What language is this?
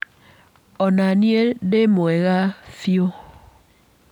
Kikuyu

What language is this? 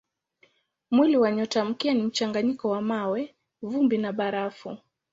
Swahili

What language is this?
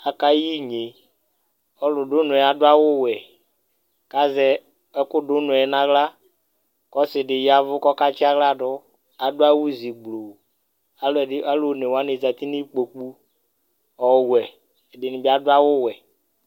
Ikposo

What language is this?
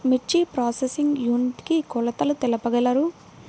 Telugu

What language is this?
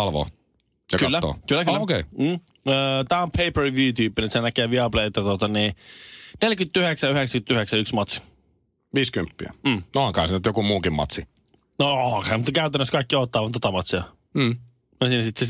Finnish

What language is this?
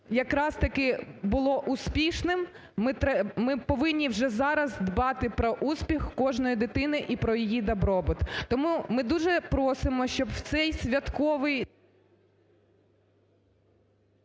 Ukrainian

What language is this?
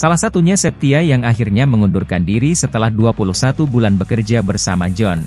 Indonesian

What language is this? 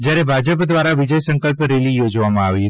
Gujarati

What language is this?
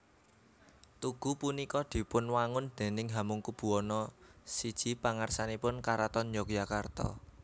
Javanese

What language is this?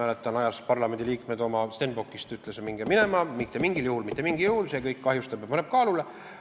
Estonian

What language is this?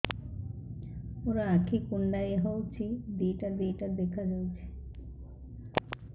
Odia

